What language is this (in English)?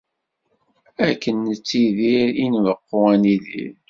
Kabyle